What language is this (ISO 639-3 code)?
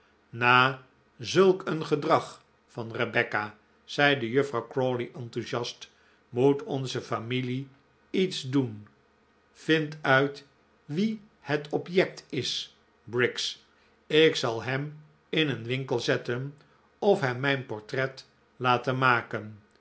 nld